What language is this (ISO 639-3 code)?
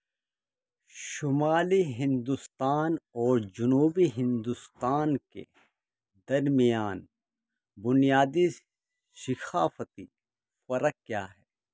urd